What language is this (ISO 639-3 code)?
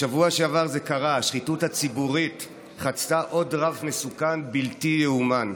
heb